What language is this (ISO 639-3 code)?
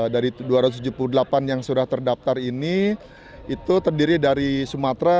ind